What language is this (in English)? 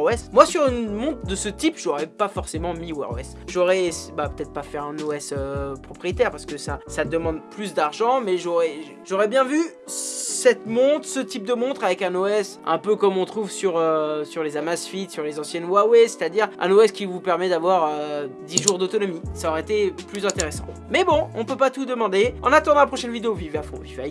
French